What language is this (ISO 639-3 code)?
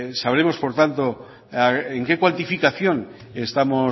spa